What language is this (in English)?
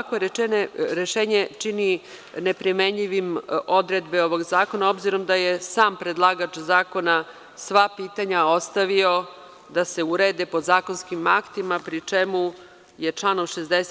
Serbian